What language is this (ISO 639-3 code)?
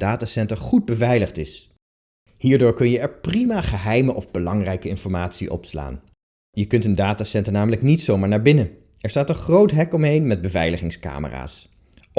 nld